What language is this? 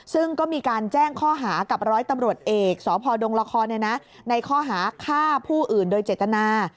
Thai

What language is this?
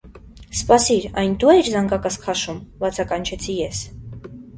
Armenian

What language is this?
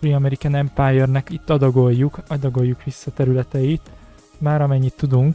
Hungarian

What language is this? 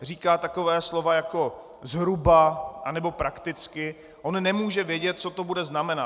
Czech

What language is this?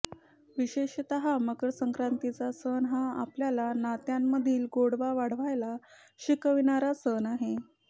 Marathi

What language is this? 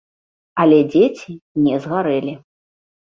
Belarusian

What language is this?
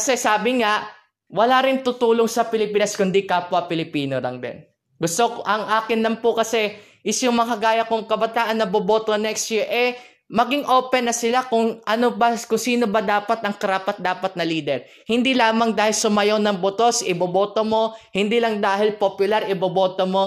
Filipino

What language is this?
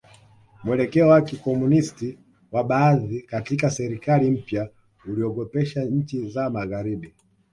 Swahili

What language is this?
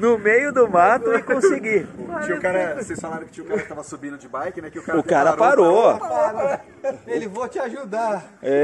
Portuguese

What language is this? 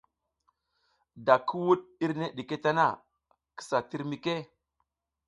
South Giziga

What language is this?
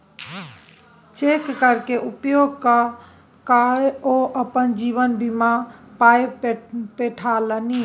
Maithili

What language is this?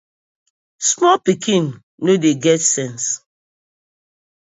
Nigerian Pidgin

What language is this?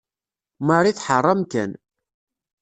Kabyle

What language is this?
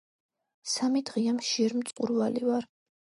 Georgian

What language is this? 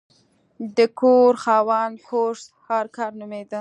Pashto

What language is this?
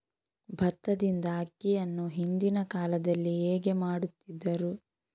Kannada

